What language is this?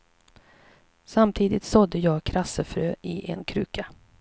Swedish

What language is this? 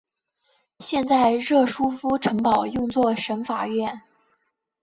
Chinese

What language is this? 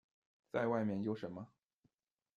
Chinese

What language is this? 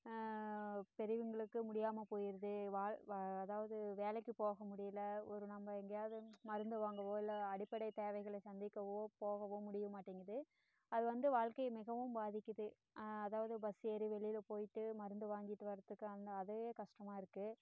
Tamil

